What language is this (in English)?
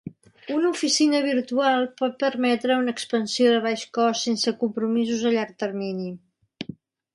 Catalan